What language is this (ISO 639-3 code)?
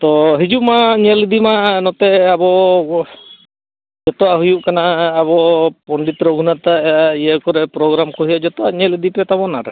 sat